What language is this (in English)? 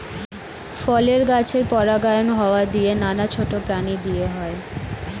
Bangla